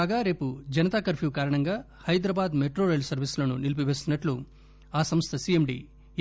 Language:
Telugu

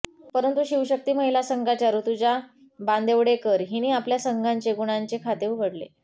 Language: Marathi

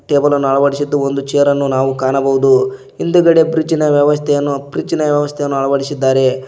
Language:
Kannada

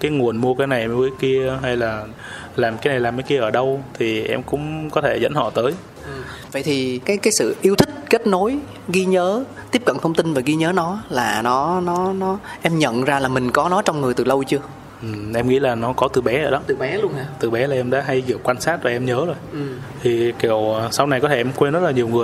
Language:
Vietnamese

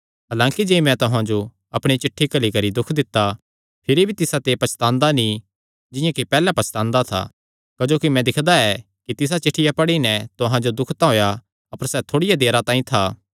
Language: Kangri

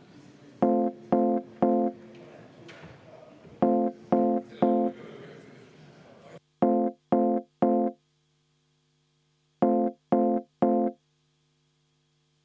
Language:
Estonian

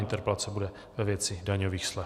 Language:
Czech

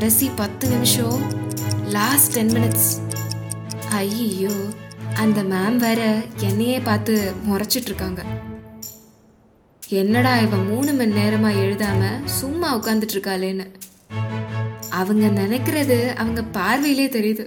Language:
Tamil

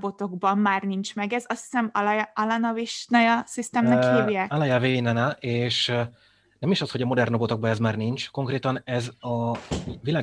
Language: Hungarian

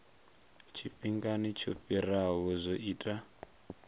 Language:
Venda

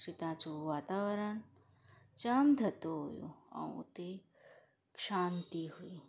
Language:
Sindhi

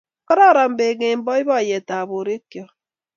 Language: Kalenjin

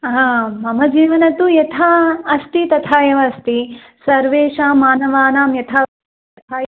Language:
Sanskrit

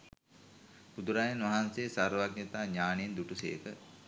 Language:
Sinhala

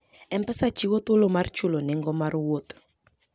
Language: Luo (Kenya and Tanzania)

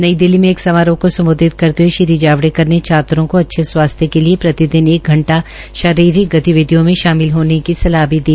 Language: Hindi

